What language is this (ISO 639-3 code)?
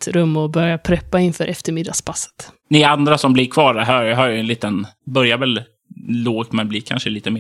swe